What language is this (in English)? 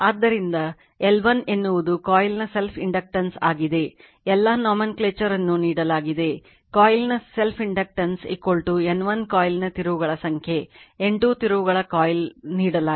Kannada